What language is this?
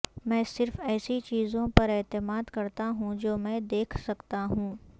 Urdu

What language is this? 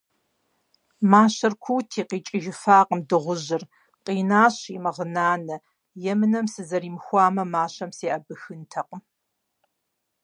Kabardian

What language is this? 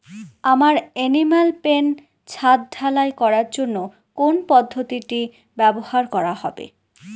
Bangla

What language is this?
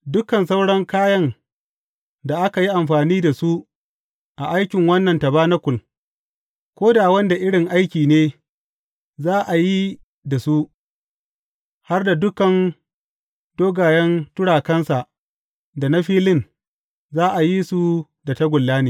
Hausa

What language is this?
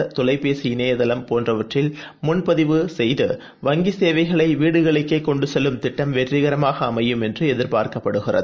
Tamil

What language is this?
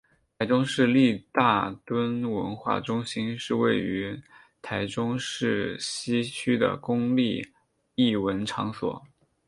Chinese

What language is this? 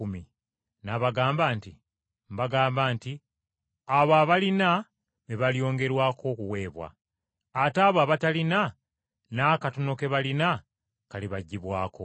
Ganda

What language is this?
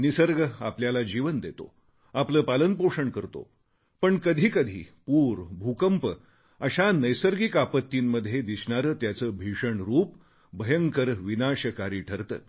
Marathi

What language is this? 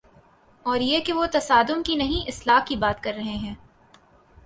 Urdu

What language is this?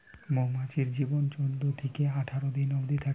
Bangla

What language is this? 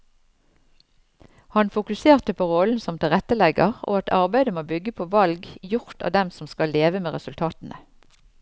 Norwegian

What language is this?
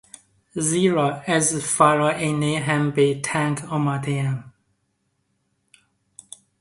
Persian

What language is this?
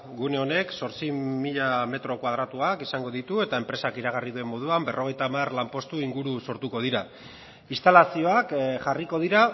Basque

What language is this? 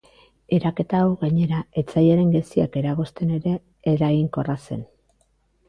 Basque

